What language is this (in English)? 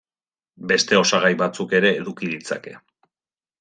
Basque